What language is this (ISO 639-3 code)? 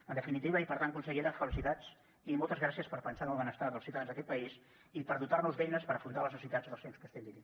cat